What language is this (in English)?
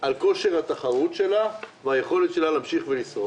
Hebrew